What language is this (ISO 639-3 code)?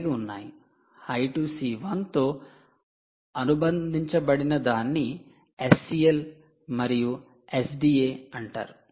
tel